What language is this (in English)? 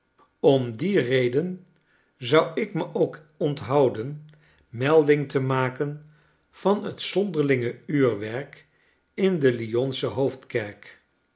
Dutch